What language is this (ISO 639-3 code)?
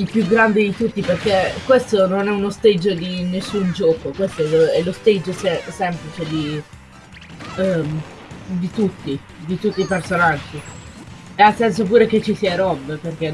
ita